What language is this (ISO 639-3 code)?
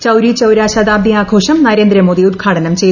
mal